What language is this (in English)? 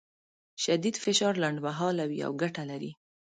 Pashto